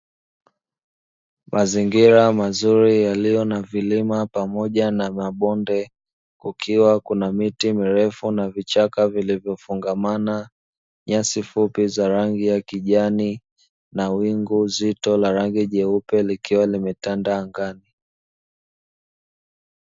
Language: Swahili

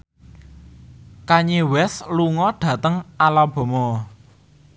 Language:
Javanese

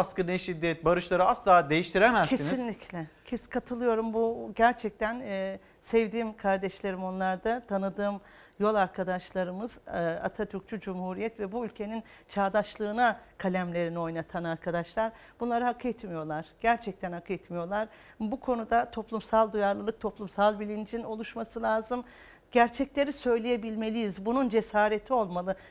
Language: Turkish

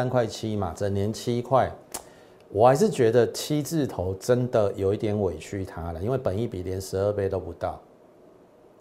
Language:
Chinese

